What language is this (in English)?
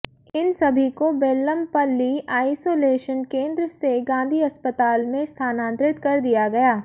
Hindi